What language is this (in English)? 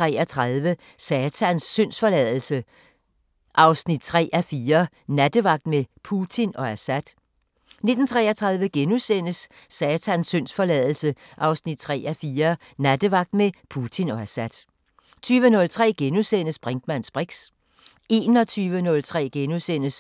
Danish